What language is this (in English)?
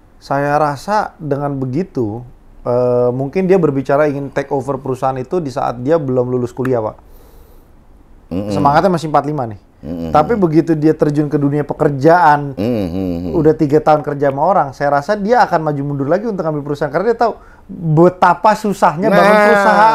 Indonesian